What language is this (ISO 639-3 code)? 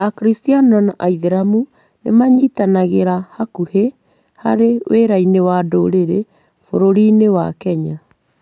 kik